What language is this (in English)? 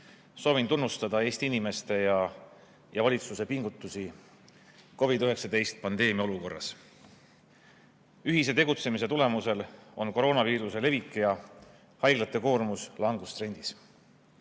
Estonian